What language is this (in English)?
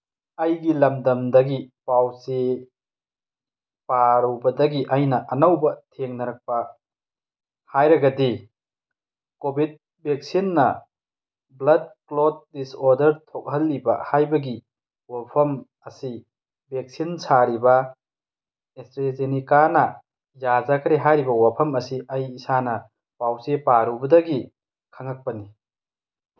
Manipuri